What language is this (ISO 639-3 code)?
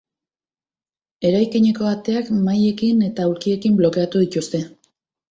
eus